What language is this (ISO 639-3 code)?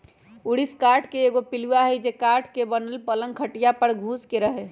mag